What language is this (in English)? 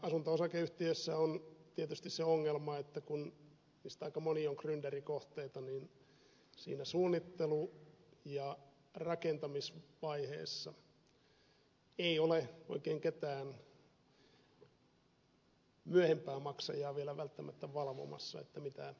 Finnish